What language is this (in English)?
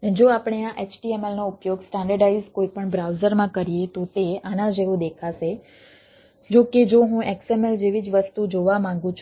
Gujarati